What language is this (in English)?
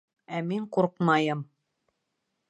Bashkir